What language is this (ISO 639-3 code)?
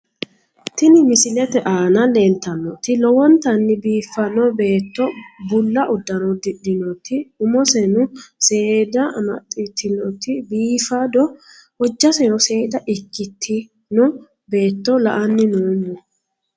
sid